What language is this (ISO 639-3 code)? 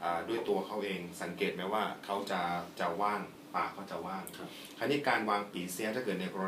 tha